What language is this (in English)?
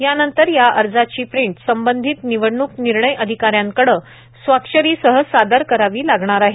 Marathi